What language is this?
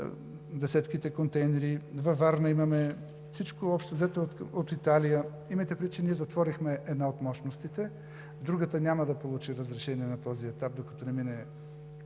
Bulgarian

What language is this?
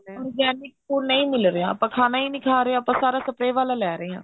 Punjabi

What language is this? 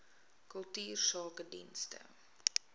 Afrikaans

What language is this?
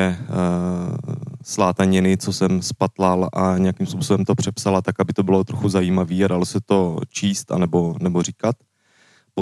Czech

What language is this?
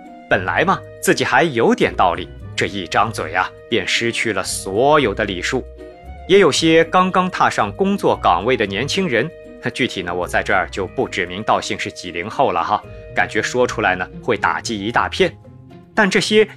Chinese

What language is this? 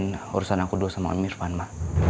Indonesian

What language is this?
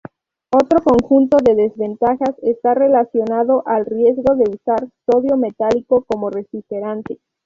Spanish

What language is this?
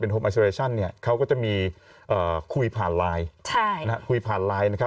Thai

